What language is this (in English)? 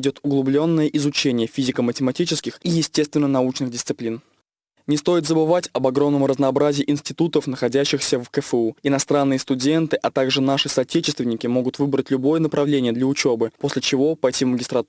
Russian